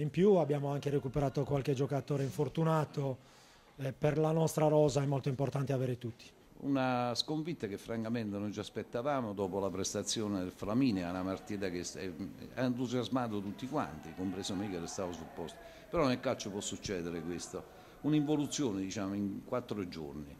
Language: Italian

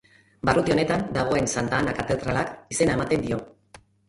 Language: Basque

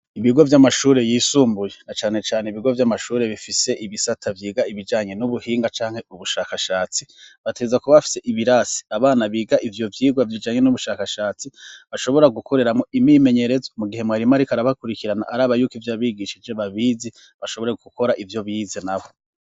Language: Rundi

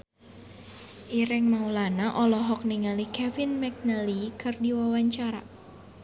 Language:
Sundanese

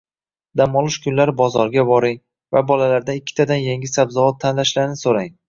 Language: Uzbek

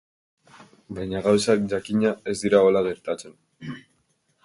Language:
Basque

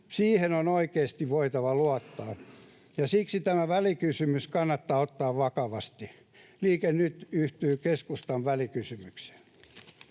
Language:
Finnish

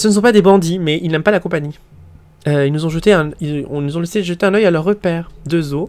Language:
French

